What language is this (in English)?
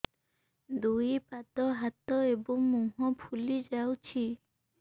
Odia